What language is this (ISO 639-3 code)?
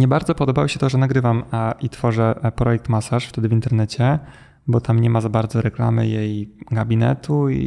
pol